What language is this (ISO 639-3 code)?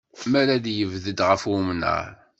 kab